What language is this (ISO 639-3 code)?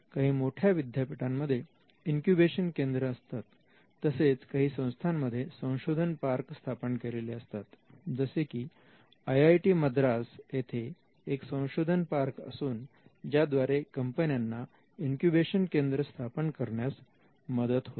mar